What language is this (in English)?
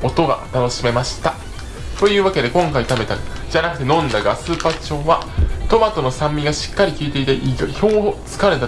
Japanese